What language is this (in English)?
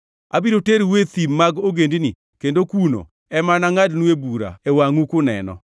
Luo (Kenya and Tanzania)